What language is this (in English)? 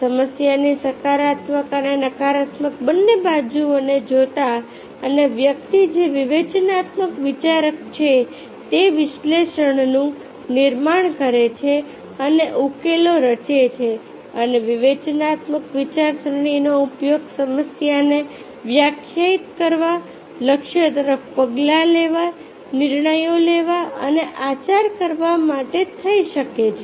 Gujarati